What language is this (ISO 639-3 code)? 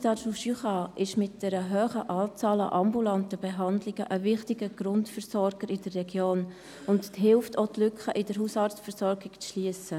gsw